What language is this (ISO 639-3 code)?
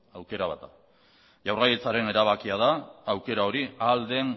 eus